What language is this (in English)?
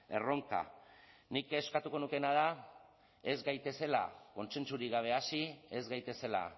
Basque